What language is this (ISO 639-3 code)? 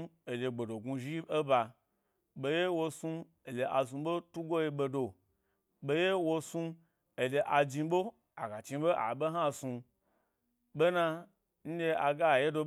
gby